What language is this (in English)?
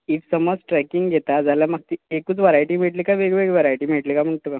Konkani